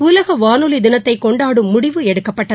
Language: Tamil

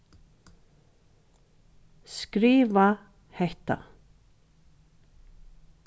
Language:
Faroese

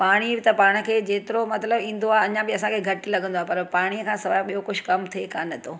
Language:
Sindhi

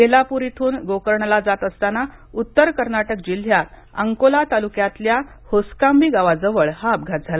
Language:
Marathi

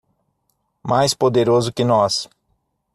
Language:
Portuguese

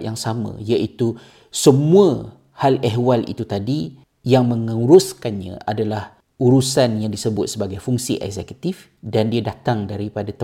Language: Malay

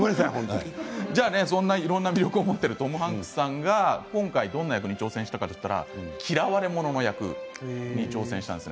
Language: Japanese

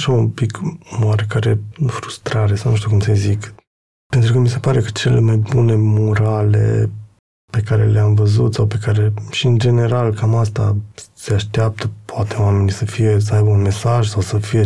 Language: Romanian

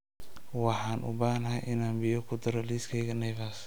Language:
Somali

